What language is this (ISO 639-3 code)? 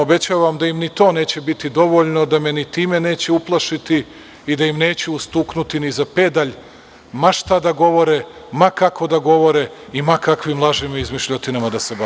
srp